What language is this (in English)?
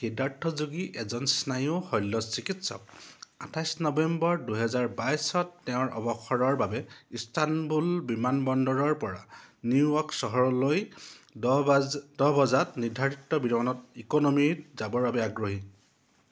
Assamese